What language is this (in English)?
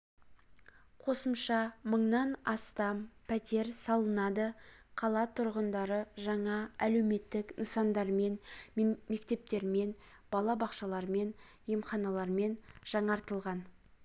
Kazakh